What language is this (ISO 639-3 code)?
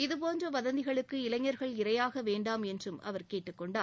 tam